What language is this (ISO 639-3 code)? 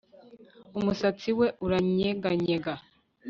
kin